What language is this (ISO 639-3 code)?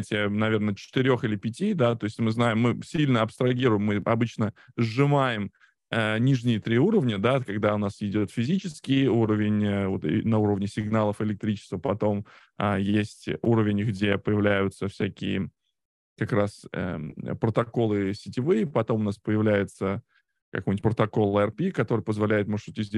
rus